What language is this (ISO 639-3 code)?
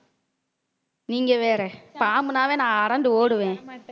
tam